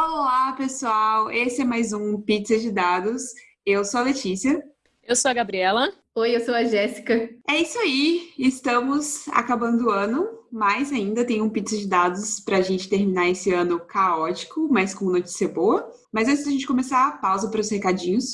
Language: Portuguese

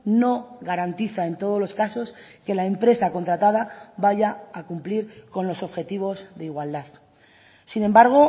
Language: Spanish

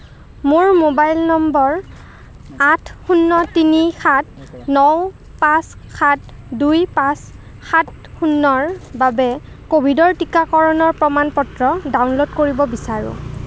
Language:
Assamese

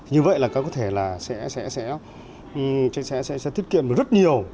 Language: Vietnamese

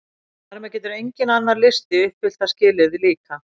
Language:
Icelandic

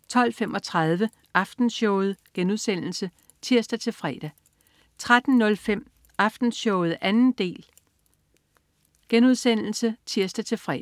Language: Danish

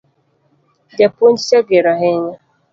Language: Luo (Kenya and Tanzania)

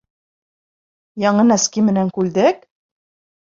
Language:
Bashkir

